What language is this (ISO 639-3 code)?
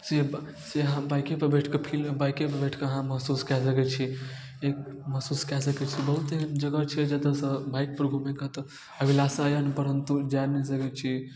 mai